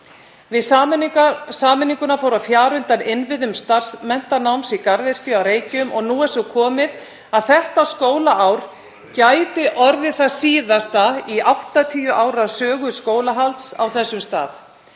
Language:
Icelandic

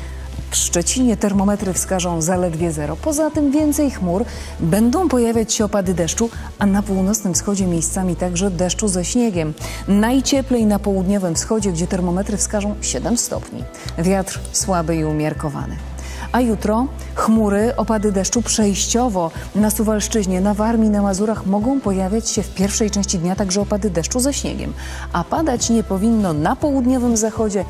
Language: Polish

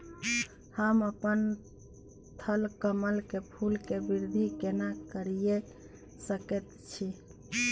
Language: Maithili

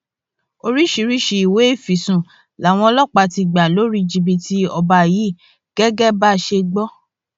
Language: Yoruba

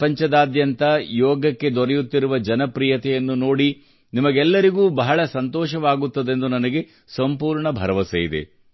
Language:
Kannada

